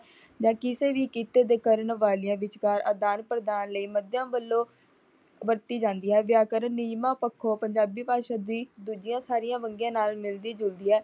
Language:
Punjabi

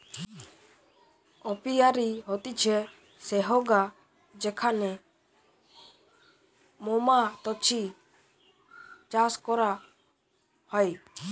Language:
Bangla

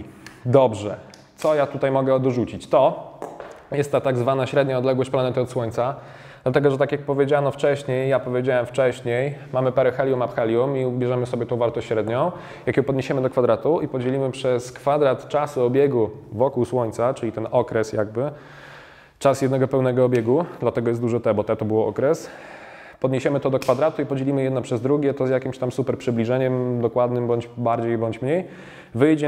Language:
Polish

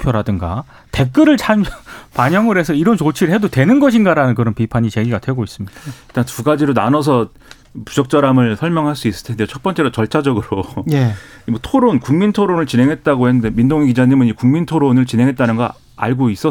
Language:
Korean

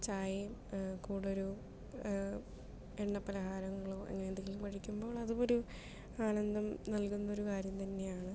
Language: Malayalam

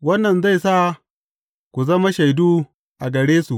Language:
Hausa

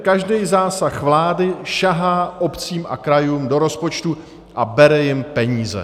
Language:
Czech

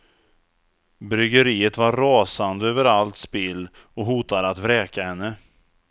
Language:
Swedish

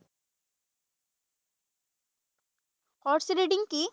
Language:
Assamese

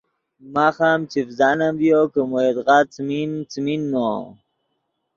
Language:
Yidgha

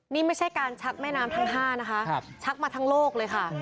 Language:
Thai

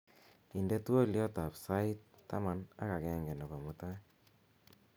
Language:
Kalenjin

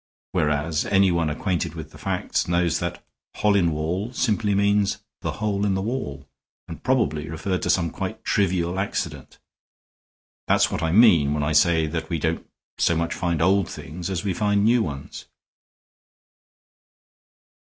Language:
English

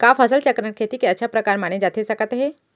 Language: Chhattisgarhi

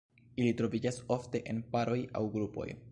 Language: Esperanto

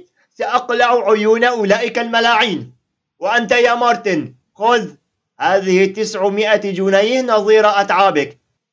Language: Arabic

